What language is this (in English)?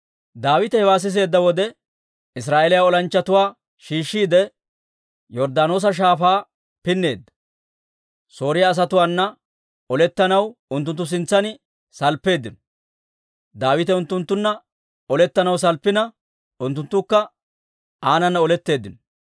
Dawro